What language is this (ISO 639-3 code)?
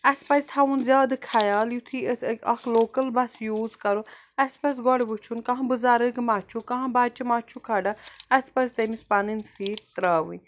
kas